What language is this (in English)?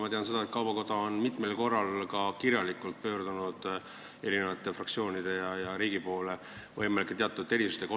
Estonian